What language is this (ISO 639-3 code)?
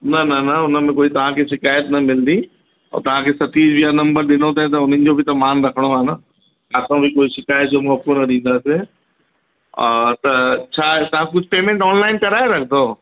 snd